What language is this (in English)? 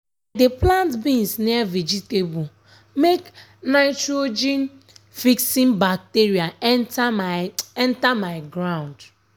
Nigerian Pidgin